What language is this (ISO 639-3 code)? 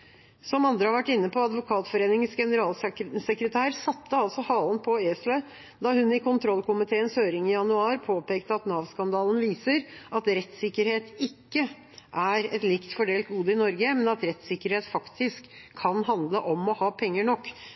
nob